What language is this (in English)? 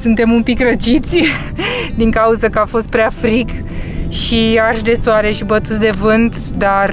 Romanian